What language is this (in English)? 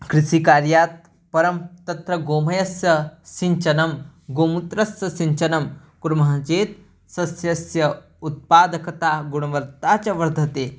Sanskrit